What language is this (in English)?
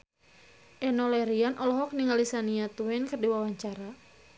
Sundanese